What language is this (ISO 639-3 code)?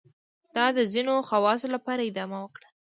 pus